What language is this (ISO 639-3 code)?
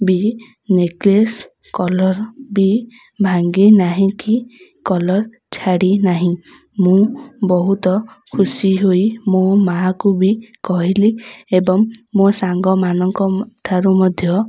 ori